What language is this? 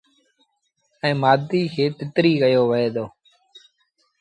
Sindhi Bhil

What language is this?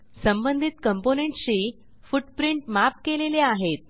Marathi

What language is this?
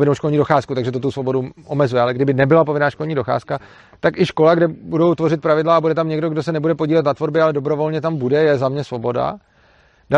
Czech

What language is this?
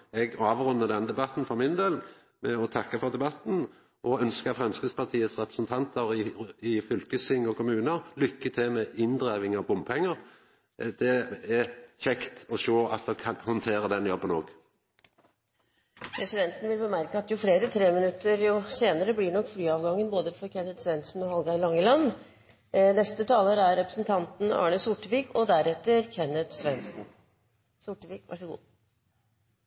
Norwegian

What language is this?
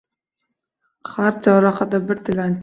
Uzbek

